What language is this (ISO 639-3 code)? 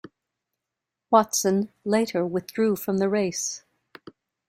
eng